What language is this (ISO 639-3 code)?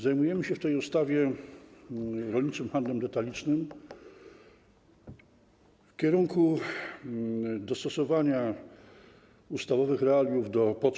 pol